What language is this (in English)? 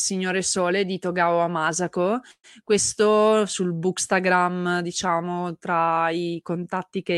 Italian